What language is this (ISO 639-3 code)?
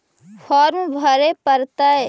mag